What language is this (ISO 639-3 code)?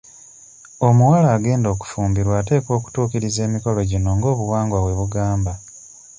lug